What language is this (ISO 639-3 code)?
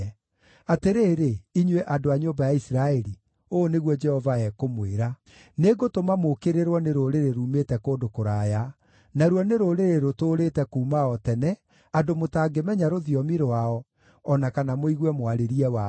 kik